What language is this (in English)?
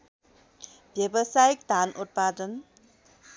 Nepali